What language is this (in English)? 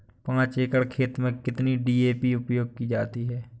Hindi